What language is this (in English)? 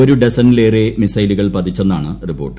Malayalam